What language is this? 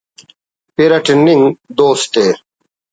Brahui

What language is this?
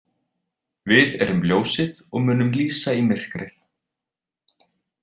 Icelandic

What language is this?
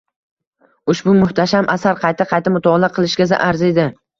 Uzbek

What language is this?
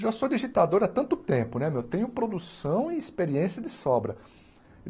Portuguese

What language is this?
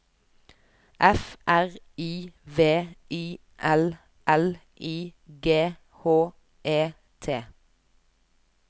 Norwegian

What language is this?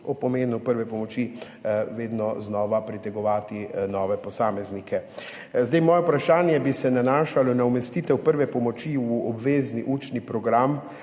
Slovenian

